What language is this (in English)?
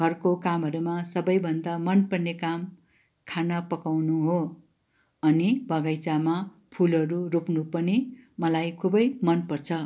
Nepali